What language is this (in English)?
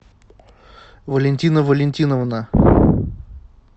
Russian